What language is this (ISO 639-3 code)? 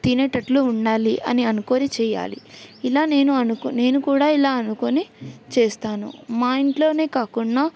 tel